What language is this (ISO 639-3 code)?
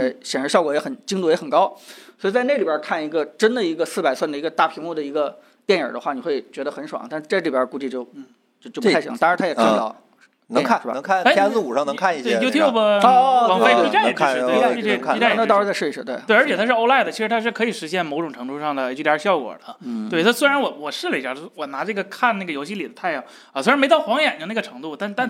zho